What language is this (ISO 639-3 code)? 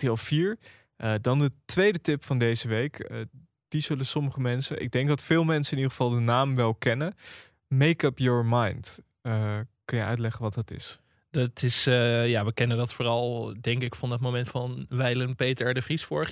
nld